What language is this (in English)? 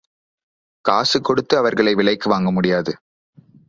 Tamil